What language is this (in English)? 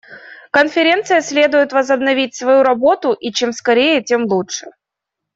Russian